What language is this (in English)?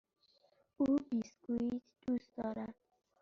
Persian